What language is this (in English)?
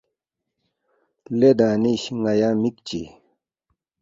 Balti